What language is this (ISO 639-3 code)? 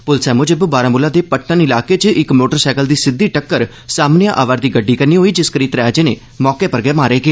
doi